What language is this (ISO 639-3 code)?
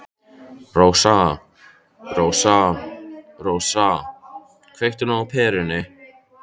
isl